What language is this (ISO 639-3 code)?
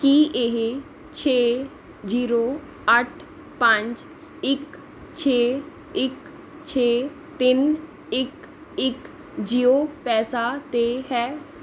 pan